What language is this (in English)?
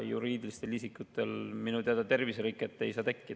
Estonian